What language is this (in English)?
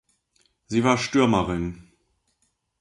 German